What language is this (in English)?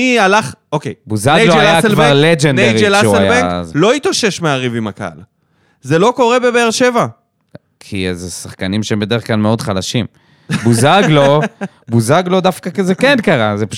Hebrew